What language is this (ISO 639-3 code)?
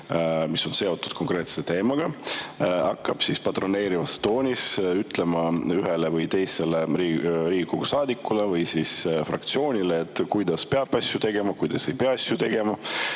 est